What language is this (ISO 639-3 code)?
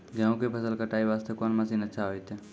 mai